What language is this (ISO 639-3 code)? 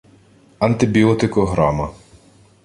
ukr